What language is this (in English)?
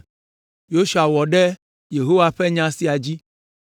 Ewe